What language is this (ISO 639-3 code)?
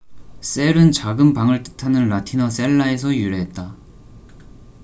kor